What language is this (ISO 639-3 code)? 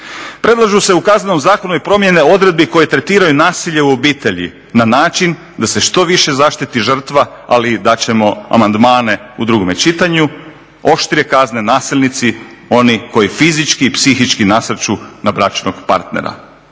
hrv